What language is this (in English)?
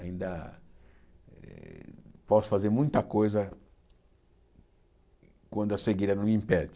Portuguese